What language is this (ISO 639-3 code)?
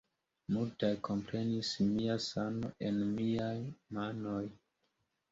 epo